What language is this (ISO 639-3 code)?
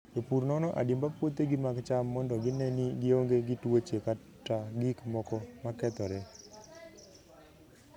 luo